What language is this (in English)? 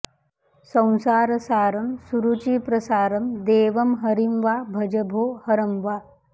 Sanskrit